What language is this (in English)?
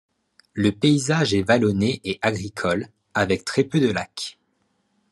French